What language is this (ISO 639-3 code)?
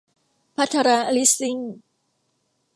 tha